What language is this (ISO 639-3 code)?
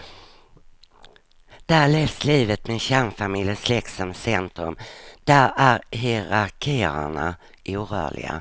swe